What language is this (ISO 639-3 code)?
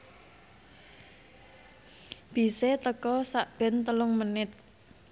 jav